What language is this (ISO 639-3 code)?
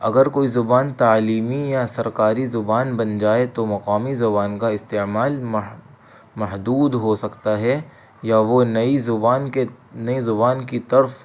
urd